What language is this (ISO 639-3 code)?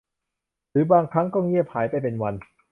tha